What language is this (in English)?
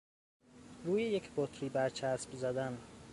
Persian